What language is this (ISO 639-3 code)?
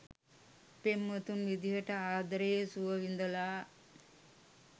sin